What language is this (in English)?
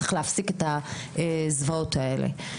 Hebrew